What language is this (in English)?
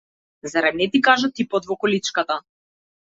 Macedonian